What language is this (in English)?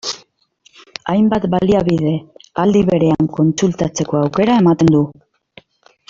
Basque